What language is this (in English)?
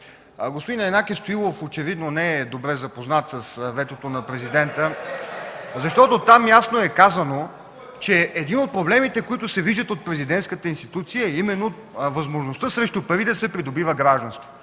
Bulgarian